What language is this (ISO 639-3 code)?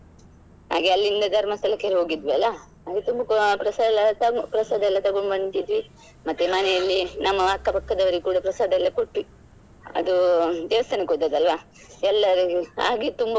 kan